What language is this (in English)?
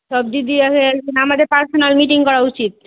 Bangla